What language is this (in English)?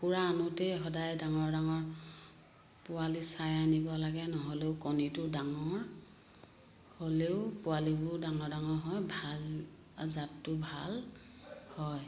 Assamese